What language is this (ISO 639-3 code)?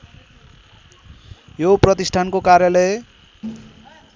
nep